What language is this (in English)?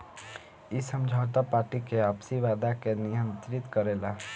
Bhojpuri